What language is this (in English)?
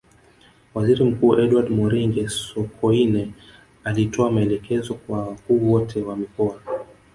Swahili